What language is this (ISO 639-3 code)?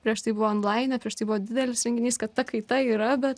lit